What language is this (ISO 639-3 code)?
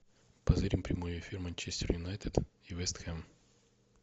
rus